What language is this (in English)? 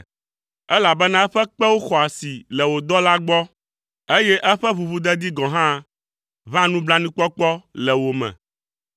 Ewe